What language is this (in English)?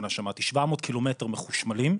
Hebrew